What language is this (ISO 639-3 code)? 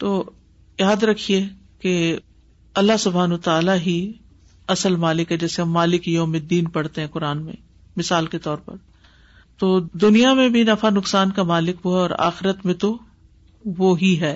urd